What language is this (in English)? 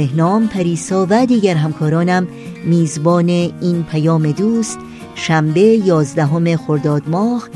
Persian